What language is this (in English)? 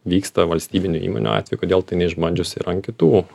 Lithuanian